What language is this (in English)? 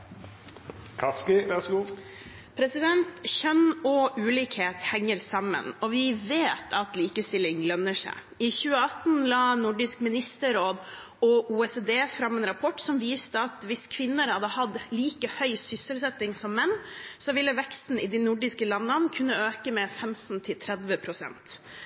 Norwegian Bokmål